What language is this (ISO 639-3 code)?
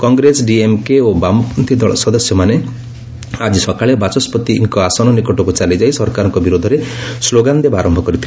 ori